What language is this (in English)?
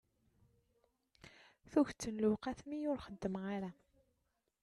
Kabyle